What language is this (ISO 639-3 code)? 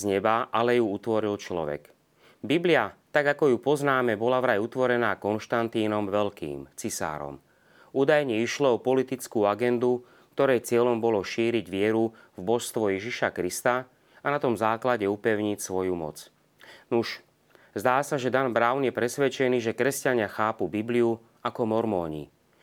slk